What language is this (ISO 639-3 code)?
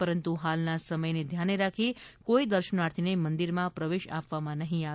guj